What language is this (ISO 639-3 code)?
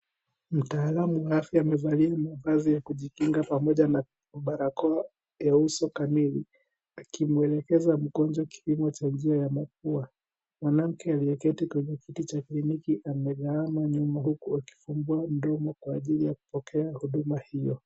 swa